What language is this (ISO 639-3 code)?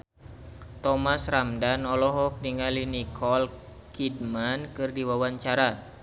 sun